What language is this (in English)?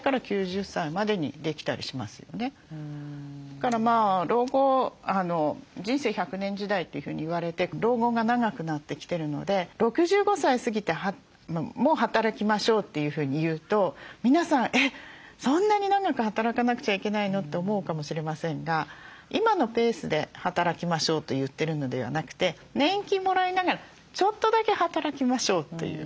Japanese